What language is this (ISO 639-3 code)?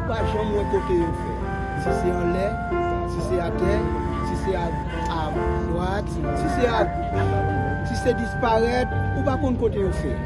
fra